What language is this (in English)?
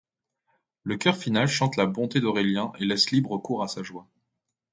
French